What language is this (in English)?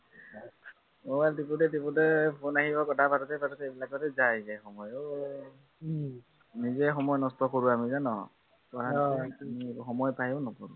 Assamese